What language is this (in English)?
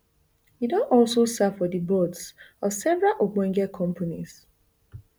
Nigerian Pidgin